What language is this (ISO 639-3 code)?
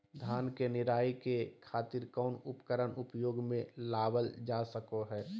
mag